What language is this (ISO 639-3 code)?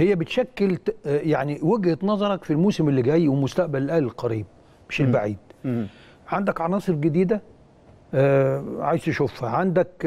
ara